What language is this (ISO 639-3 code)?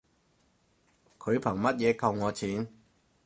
yue